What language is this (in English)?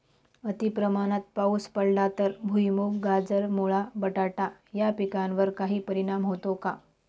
Marathi